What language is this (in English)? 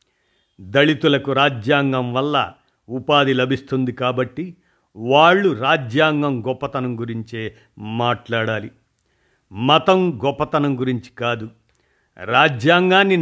Telugu